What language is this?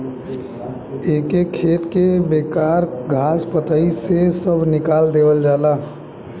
Bhojpuri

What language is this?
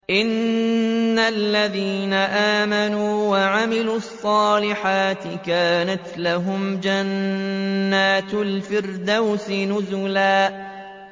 Arabic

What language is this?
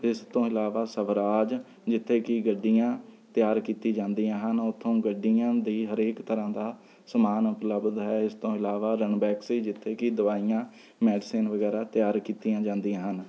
Punjabi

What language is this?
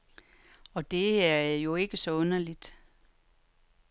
Danish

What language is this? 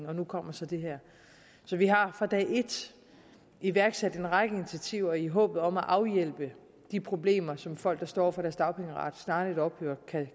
Danish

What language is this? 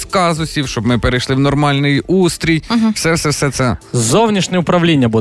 Ukrainian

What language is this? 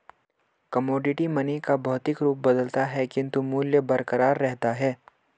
Hindi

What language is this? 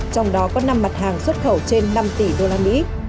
Vietnamese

